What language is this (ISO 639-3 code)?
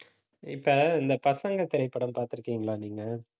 tam